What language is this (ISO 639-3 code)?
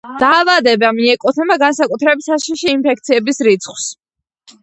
kat